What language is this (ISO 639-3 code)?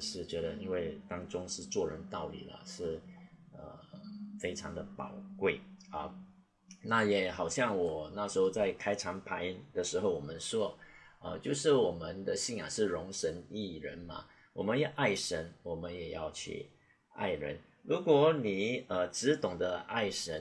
zho